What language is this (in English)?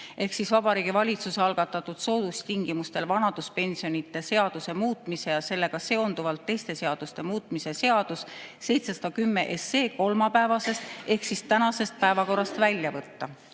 Estonian